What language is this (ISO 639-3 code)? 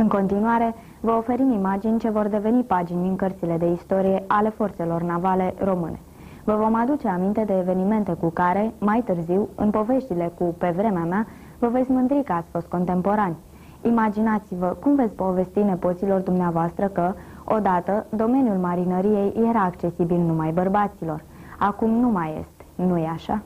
ron